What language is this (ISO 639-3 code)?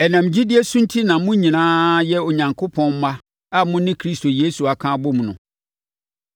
aka